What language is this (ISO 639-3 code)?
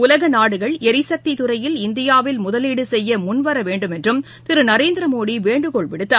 tam